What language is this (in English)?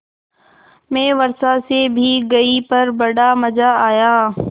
Hindi